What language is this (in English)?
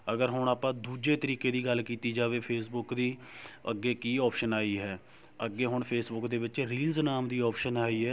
Punjabi